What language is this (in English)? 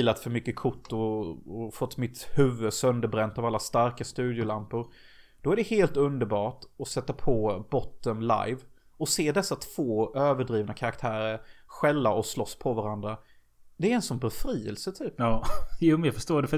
Swedish